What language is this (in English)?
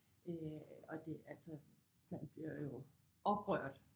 Danish